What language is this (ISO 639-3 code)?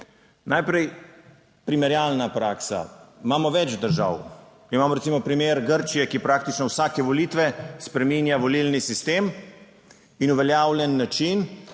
slv